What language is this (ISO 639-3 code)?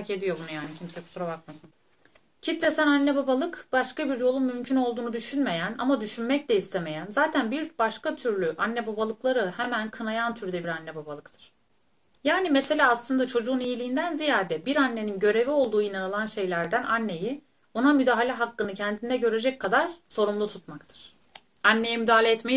tur